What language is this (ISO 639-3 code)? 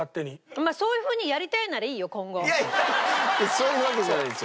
jpn